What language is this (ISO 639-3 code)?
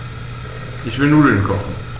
deu